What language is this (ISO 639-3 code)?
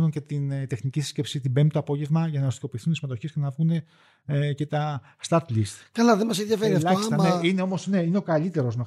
ell